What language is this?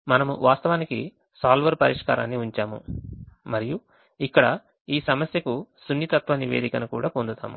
Telugu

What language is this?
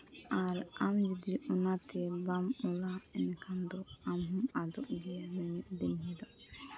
Santali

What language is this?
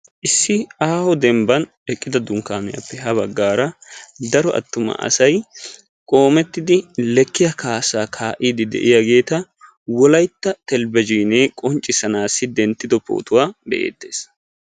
Wolaytta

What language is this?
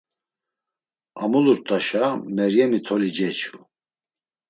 Laz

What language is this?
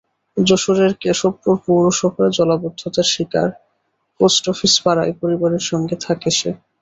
Bangla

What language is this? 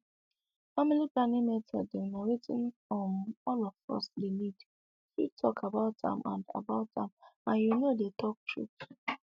Nigerian Pidgin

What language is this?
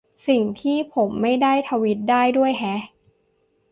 Thai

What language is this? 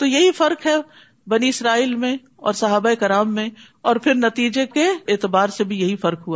Urdu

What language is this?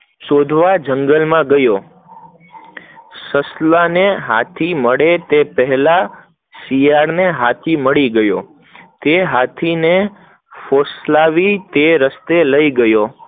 Gujarati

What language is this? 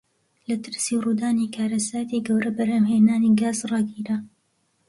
Central Kurdish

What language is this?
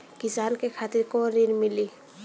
Bhojpuri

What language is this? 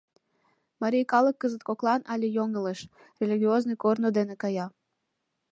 Mari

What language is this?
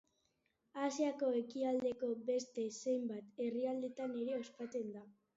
Basque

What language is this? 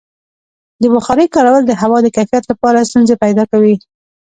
Pashto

